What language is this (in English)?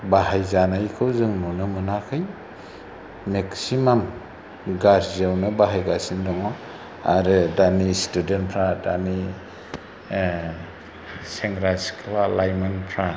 Bodo